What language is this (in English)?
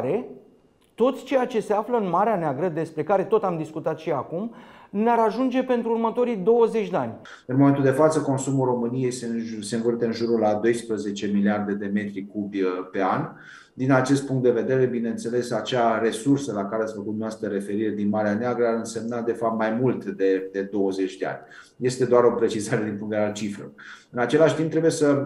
Romanian